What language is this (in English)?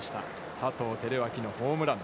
Japanese